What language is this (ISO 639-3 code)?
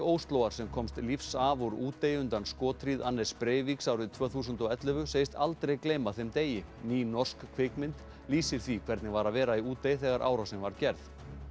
isl